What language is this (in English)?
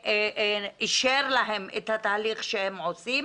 Hebrew